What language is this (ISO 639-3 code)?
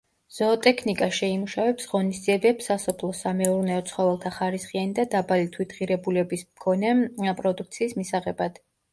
kat